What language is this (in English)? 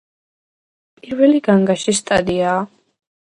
Georgian